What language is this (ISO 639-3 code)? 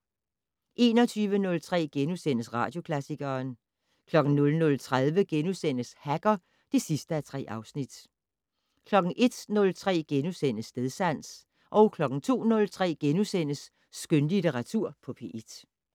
dan